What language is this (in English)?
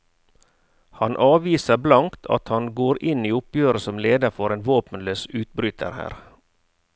Norwegian